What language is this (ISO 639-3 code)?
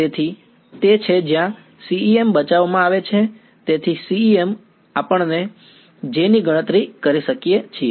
guj